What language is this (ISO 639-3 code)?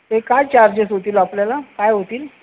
mar